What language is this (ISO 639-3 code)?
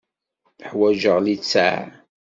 kab